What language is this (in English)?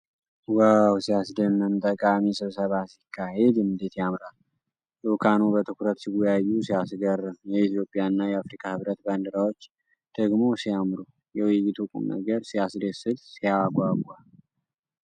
Amharic